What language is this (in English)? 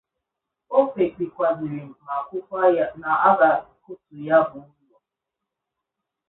Igbo